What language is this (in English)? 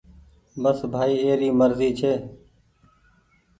Goaria